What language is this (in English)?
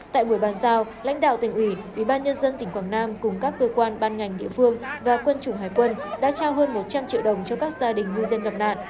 Vietnamese